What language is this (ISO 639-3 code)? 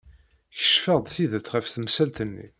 kab